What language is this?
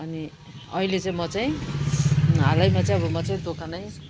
Nepali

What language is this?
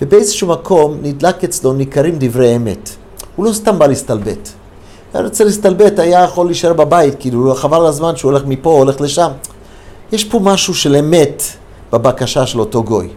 Hebrew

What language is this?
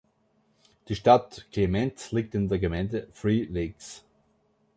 German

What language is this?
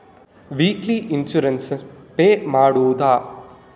Kannada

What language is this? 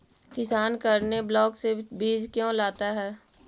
Magahi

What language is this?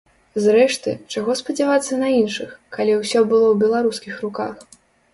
Belarusian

